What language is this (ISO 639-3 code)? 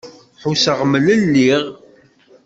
kab